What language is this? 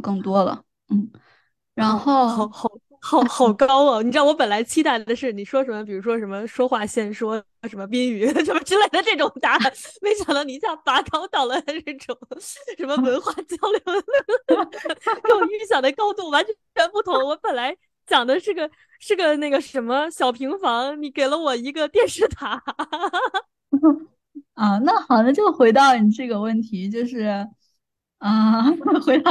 Chinese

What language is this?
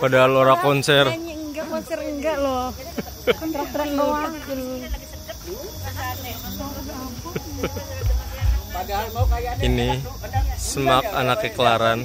Indonesian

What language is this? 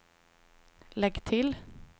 Swedish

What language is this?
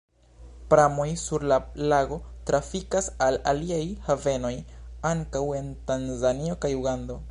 Esperanto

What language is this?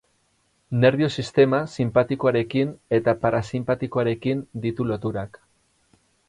Basque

